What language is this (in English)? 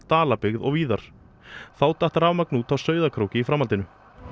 Icelandic